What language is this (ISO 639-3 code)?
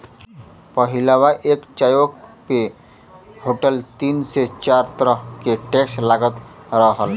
bho